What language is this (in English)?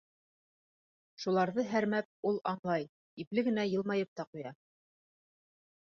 Bashkir